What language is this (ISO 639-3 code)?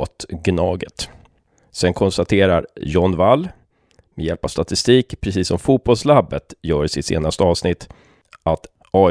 swe